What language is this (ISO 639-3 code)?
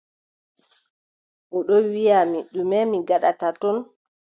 fub